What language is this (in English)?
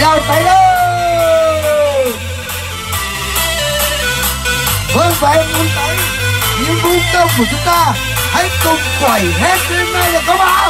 Vietnamese